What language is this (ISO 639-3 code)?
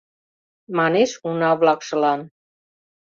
chm